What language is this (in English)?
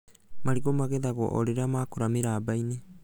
Kikuyu